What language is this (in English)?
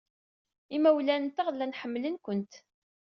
Kabyle